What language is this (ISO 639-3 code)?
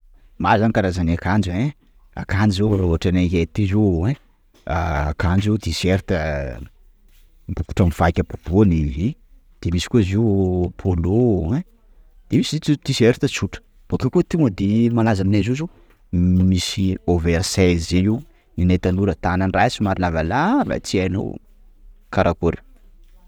skg